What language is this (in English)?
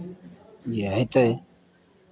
Maithili